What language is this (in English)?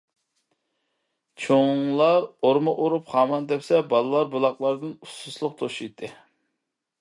Uyghur